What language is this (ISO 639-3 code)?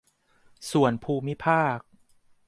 tha